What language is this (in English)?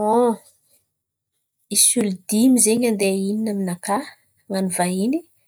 Antankarana Malagasy